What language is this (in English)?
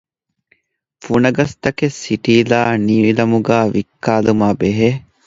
Divehi